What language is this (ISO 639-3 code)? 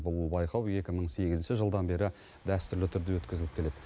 kaz